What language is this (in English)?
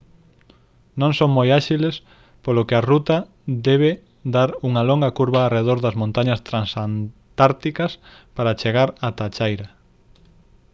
Galician